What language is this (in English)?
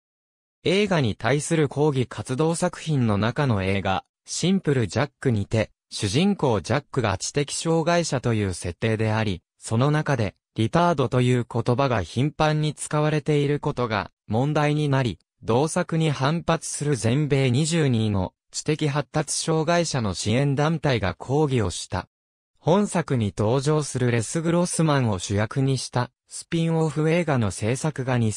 Japanese